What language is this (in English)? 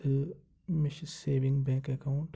Kashmiri